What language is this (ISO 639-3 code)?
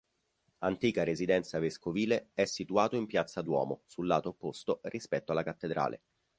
ita